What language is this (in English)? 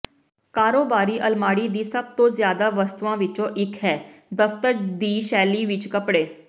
Punjabi